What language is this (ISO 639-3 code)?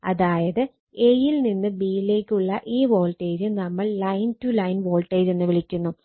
mal